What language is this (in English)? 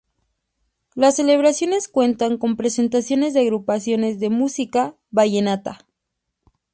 Spanish